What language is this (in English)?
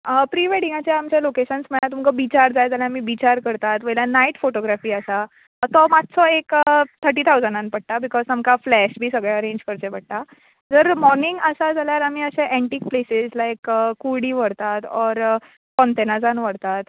Konkani